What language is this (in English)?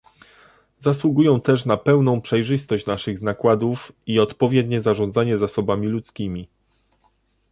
Polish